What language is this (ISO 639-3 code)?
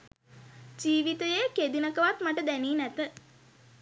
sin